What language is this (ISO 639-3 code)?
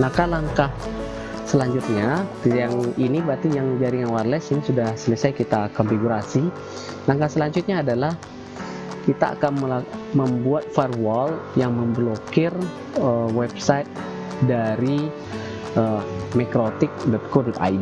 ind